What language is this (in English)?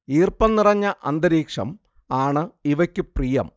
Malayalam